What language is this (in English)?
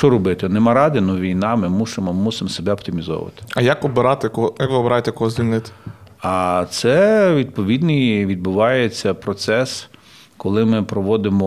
Ukrainian